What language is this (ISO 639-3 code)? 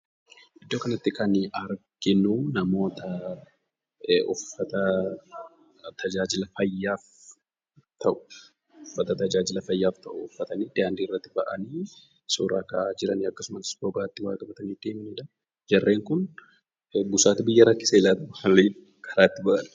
orm